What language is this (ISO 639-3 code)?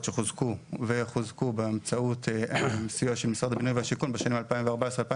heb